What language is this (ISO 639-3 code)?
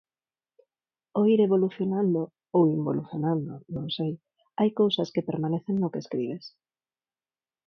glg